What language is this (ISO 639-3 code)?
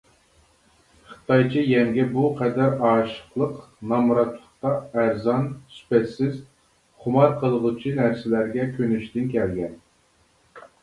uig